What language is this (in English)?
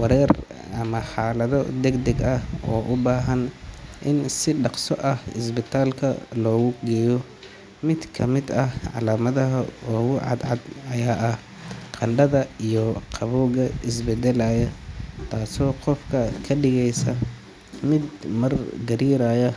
Somali